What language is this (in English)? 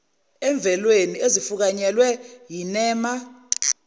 Zulu